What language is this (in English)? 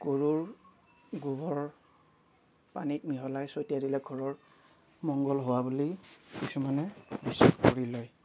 Assamese